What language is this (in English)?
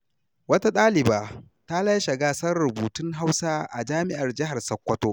Hausa